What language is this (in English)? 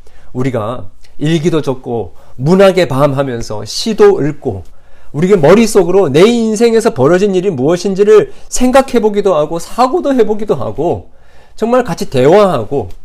Korean